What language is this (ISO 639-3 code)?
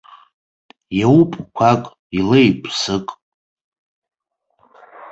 abk